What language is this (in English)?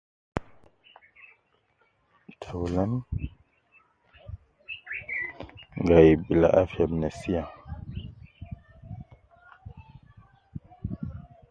Nubi